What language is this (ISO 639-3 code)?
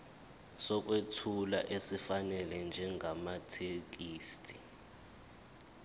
zul